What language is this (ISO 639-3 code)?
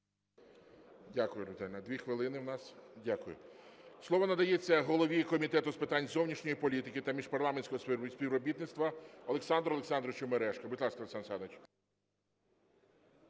ukr